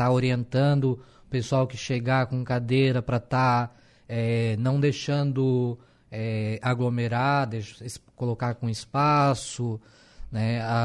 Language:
Portuguese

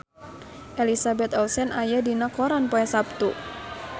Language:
Sundanese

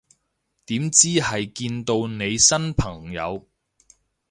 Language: Cantonese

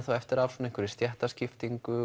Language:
Icelandic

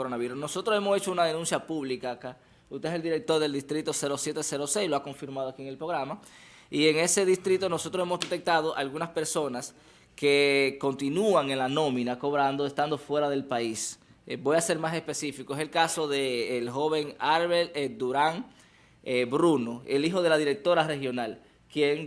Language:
Spanish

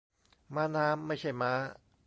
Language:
Thai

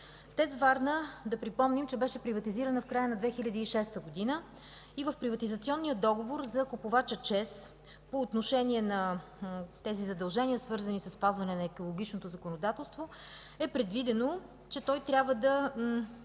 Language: Bulgarian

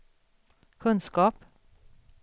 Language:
Swedish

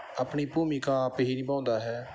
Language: Punjabi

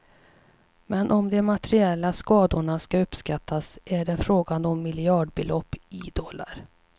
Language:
Swedish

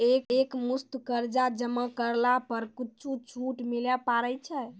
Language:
Maithili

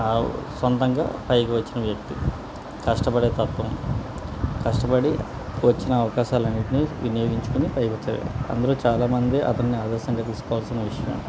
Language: Telugu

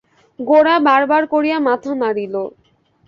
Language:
Bangla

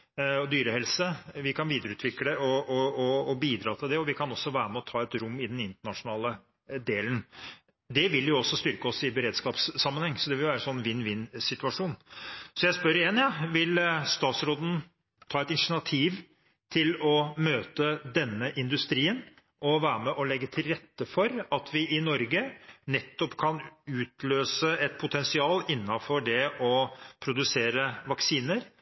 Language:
Norwegian Bokmål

